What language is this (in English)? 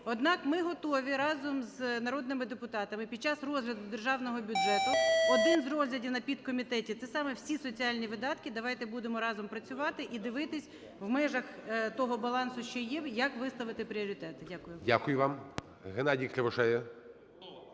Ukrainian